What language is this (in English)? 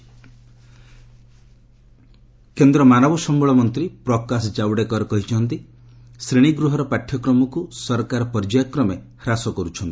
Odia